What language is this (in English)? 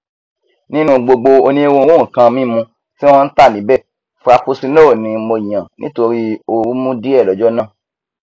Yoruba